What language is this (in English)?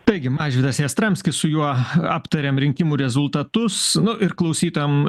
Lithuanian